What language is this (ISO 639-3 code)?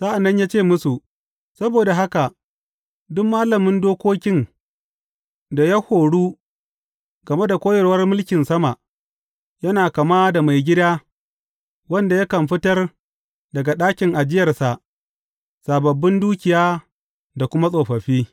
hau